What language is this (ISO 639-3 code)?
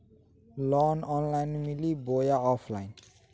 mag